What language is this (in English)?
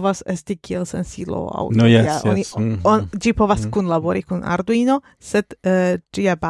Esperanto